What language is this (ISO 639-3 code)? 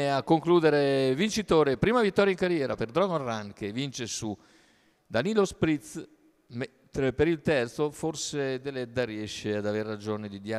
ita